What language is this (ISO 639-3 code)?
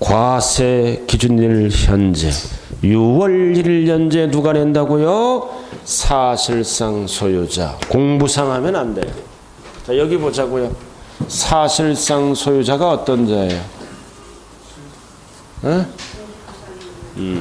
kor